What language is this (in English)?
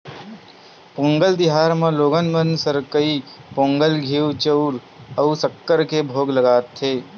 Chhattisgarhi